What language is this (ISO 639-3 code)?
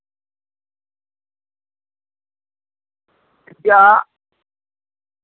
sat